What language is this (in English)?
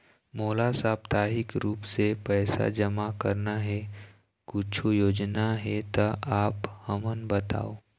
Chhattisgarhi